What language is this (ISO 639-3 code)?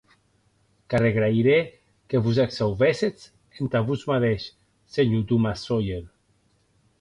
oci